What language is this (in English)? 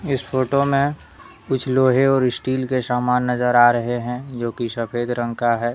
Hindi